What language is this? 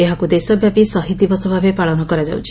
Odia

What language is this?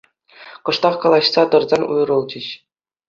Chuvash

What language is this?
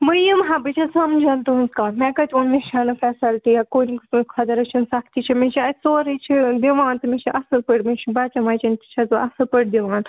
Kashmiri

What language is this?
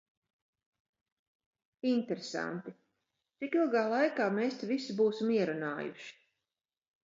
Latvian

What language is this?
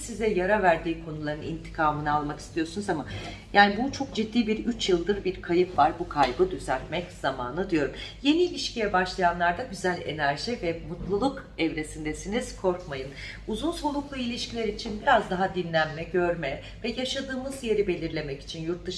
Turkish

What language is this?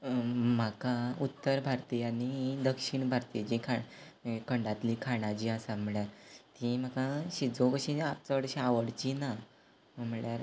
Konkani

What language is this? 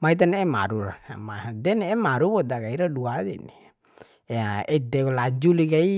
Bima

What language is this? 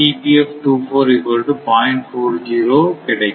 Tamil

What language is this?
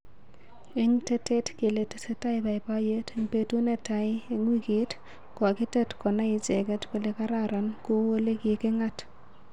Kalenjin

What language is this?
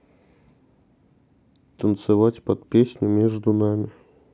Russian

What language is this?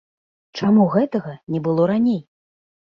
Belarusian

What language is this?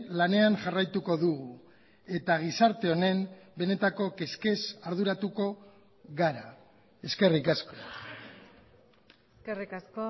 Basque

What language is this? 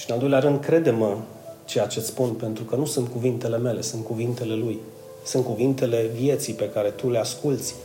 Romanian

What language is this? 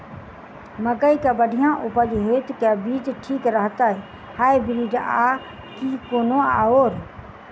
Maithili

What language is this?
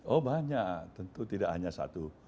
Indonesian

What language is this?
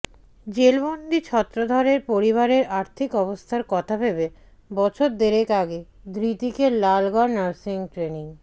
Bangla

